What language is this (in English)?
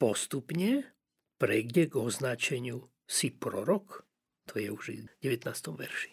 Slovak